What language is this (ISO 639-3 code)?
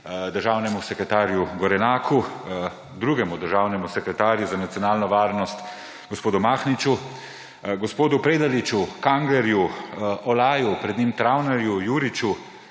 slv